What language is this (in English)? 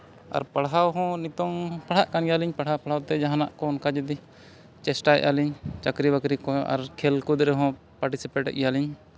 Santali